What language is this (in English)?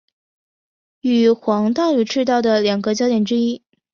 Chinese